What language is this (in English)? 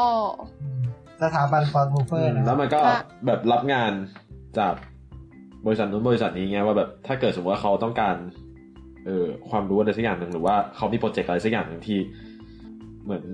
Thai